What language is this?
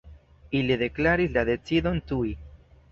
Esperanto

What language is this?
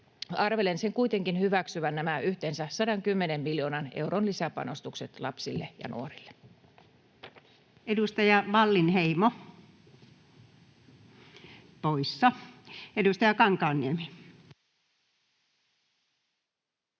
Finnish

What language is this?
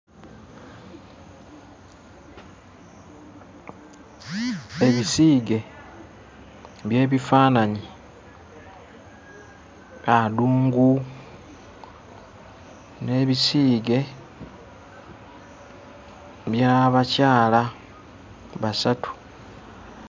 Ganda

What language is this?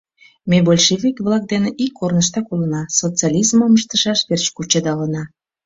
Mari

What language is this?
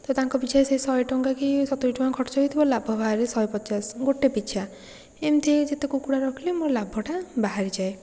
Odia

